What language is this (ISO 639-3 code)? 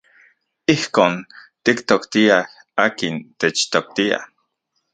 ncx